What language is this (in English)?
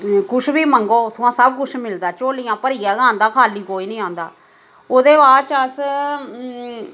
Dogri